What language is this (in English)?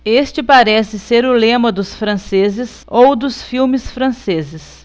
Portuguese